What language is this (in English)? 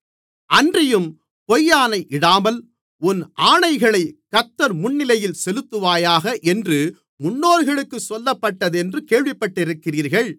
Tamil